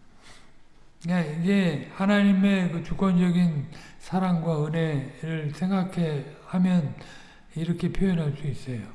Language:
Korean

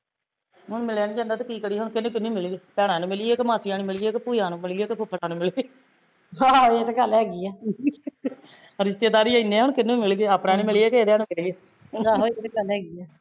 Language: Punjabi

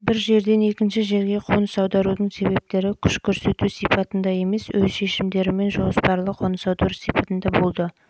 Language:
Kazakh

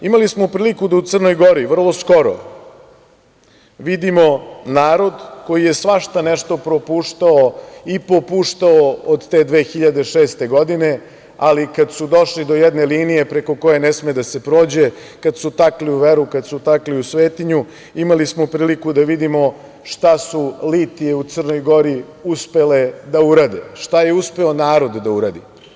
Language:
Serbian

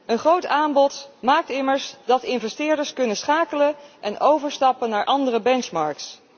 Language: Dutch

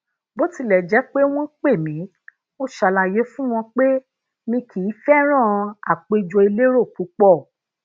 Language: Yoruba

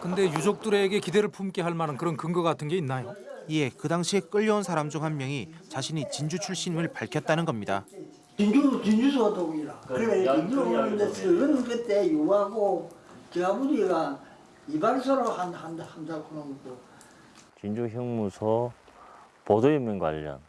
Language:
Korean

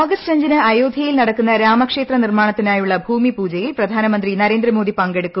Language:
Malayalam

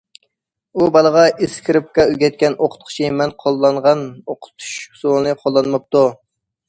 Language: Uyghur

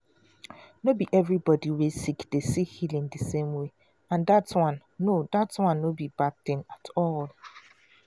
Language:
Nigerian Pidgin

